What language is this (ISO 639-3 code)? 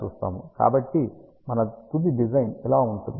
tel